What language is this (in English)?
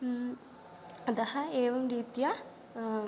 Sanskrit